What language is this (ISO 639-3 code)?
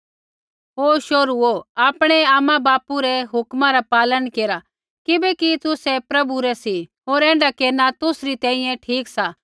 kfx